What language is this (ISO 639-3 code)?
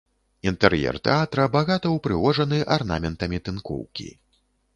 bel